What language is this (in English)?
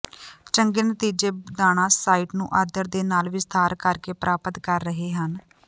Punjabi